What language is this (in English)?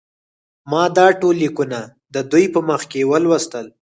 Pashto